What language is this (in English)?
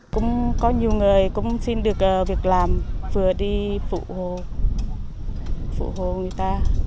Vietnamese